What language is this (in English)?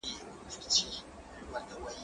Pashto